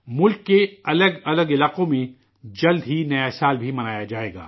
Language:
Urdu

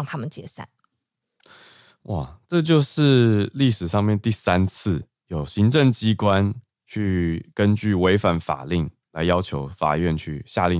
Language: Chinese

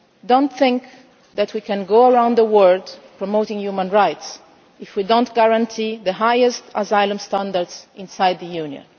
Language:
English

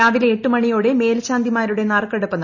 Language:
Malayalam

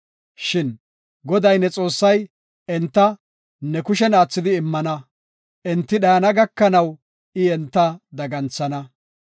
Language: Gofa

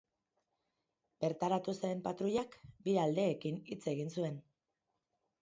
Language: Basque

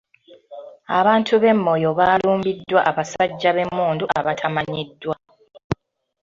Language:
Ganda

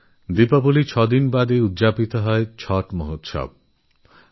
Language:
Bangla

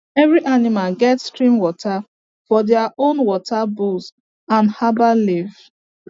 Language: Nigerian Pidgin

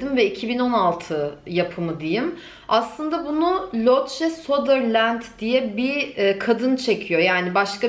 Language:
Turkish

